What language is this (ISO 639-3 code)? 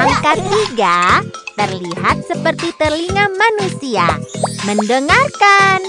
ind